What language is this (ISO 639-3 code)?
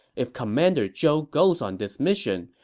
eng